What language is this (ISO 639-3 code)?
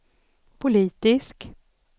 swe